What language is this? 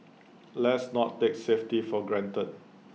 English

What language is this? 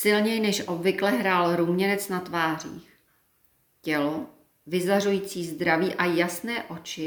Czech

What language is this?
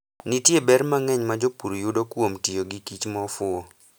Luo (Kenya and Tanzania)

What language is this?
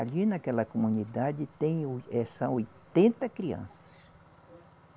Portuguese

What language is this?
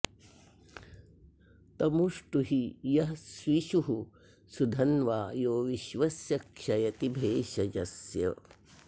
Sanskrit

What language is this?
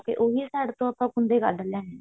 Punjabi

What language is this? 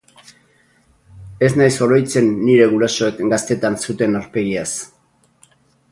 Basque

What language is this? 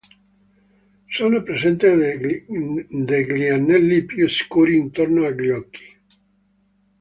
Italian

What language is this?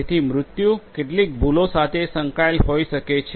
Gujarati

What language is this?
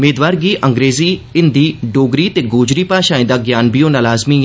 Dogri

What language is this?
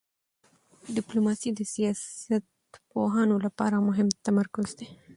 Pashto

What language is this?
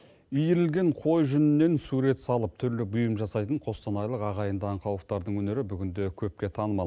Kazakh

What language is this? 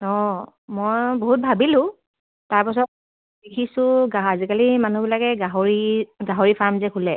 Assamese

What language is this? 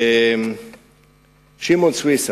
Hebrew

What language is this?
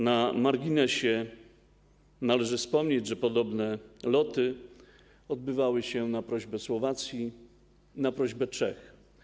Polish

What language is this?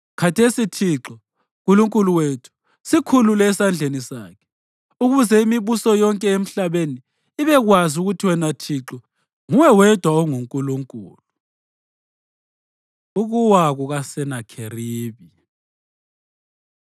North Ndebele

